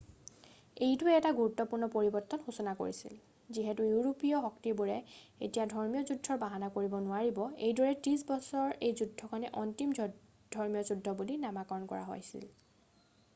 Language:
Assamese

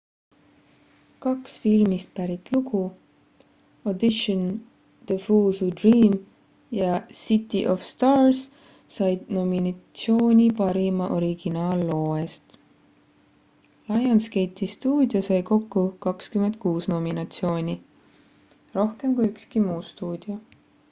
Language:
Estonian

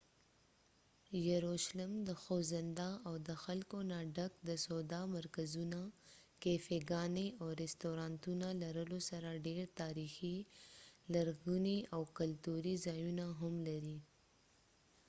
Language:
Pashto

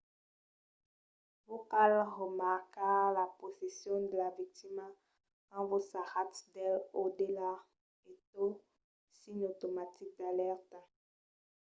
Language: Occitan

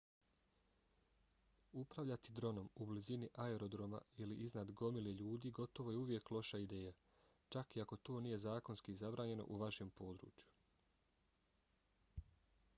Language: Bosnian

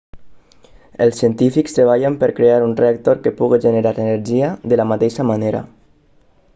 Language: Catalan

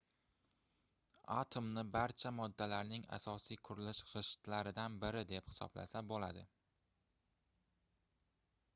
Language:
Uzbek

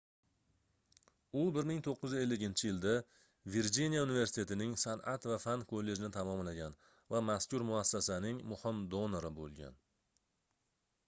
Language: Uzbek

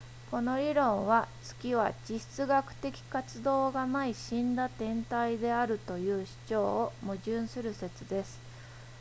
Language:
Japanese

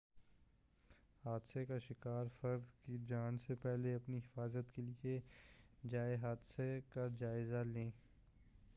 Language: Urdu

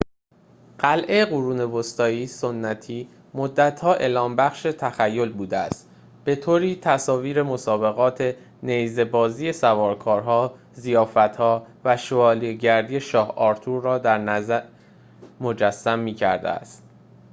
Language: Persian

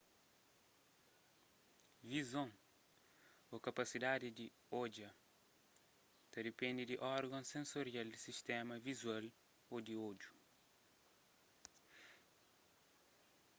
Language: Kabuverdianu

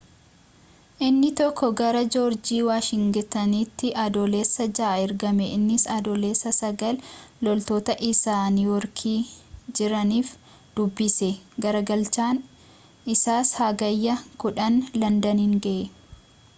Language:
Oromo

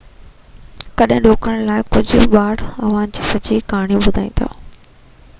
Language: Sindhi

